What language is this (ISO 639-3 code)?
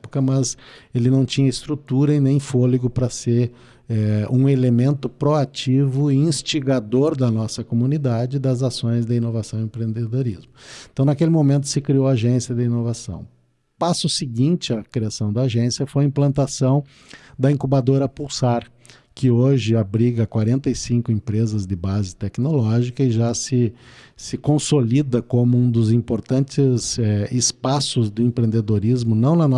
por